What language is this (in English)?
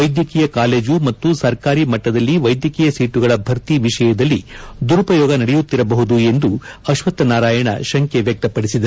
Kannada